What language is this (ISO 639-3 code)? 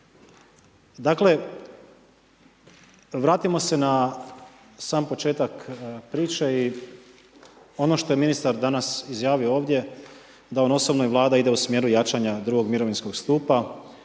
hrv